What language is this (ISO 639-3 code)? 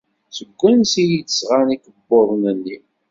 kab